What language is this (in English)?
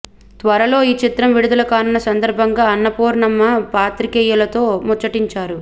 Telugu